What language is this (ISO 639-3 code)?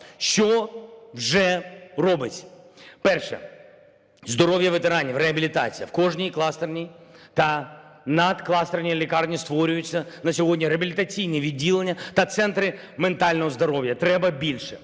ukr